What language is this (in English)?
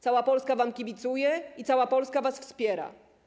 Polish